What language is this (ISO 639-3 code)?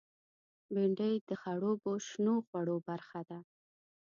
pus